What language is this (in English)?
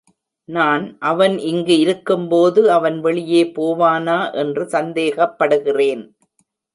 Tamil